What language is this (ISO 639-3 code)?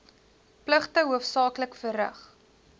afr